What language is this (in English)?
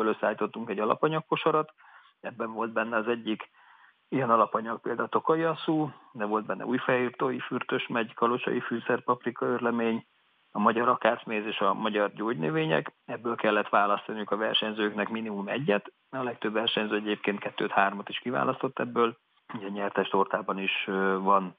Hungarian